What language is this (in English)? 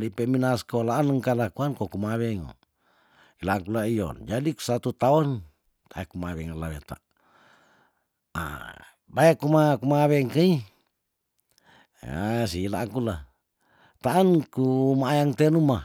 Tondano